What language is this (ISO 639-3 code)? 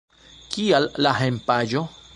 epo